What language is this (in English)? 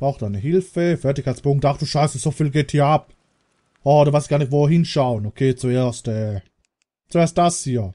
German